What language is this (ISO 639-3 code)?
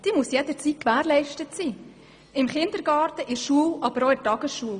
gsw